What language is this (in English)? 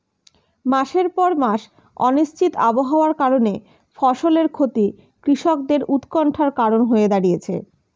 Bangla